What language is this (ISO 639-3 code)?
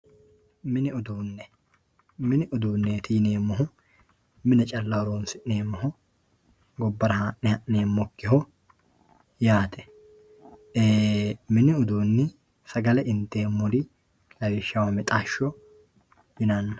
sid